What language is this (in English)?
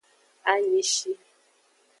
Aja (Benin)